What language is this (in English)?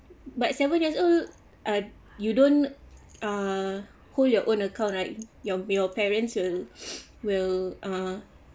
English